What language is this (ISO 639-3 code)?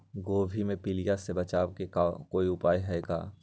mag